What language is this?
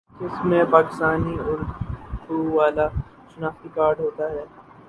Urdu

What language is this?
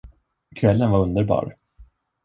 Swedish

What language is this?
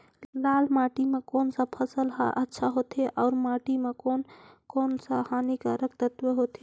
Chhattisgarhi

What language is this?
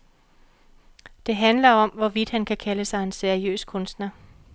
Danish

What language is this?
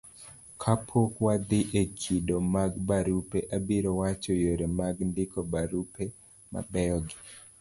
Luo (Kenya and Tanzania)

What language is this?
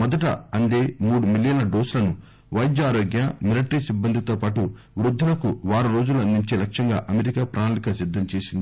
Telugu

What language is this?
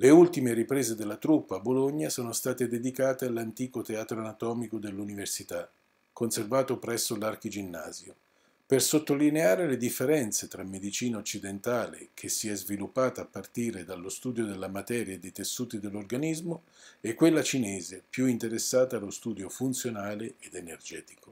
Italian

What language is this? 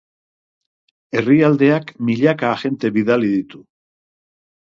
Basque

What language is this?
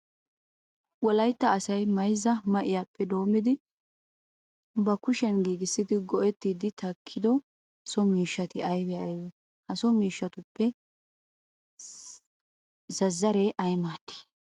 Wolaytta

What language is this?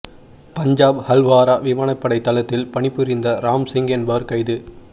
Tamil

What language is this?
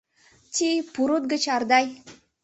Mari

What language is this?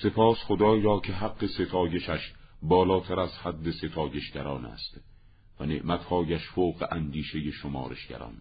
Persian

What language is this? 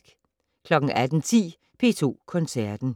Danish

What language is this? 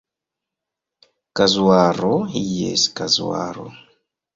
Esperanto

